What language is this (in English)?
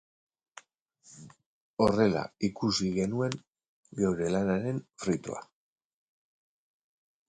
Basque